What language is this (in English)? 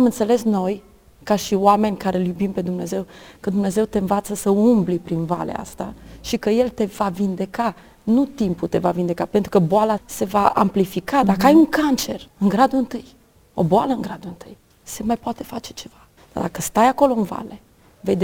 Romanian